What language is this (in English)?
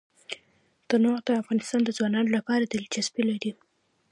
Pashto